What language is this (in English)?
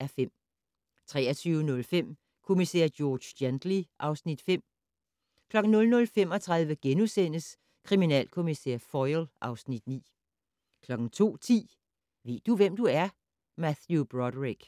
Danish